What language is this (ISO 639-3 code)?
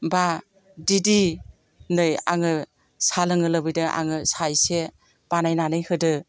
brx